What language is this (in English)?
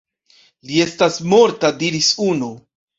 Esperanto